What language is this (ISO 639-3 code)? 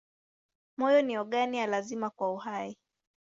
swa